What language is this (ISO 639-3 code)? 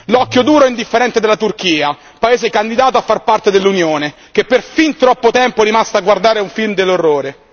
ita